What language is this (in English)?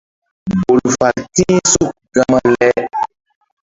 Mbum